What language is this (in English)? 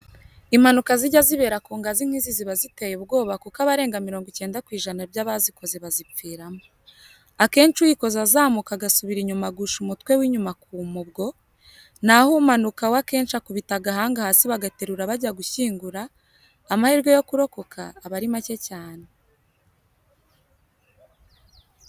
Kinyarwanda